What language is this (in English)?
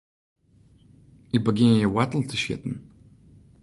Western Frisian